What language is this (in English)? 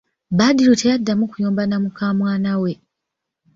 Ganda